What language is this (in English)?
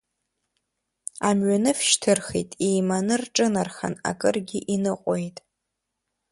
Abkhazian